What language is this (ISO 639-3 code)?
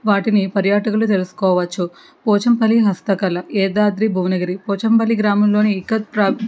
tel